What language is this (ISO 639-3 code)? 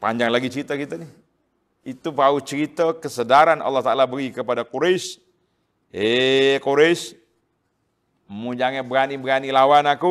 msa